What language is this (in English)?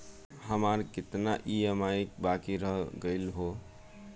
Bhojpuri